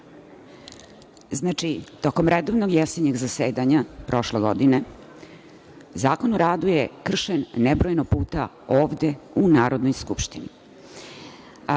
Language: Serbian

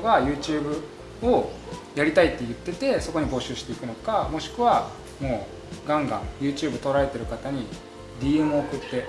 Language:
Japanese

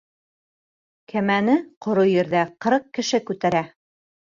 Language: Bashkir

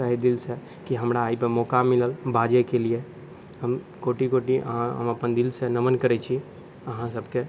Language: Maithili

